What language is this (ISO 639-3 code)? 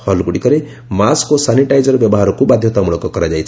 ori